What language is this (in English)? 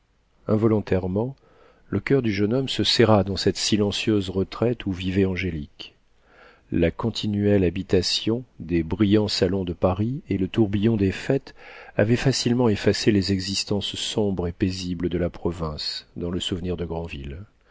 French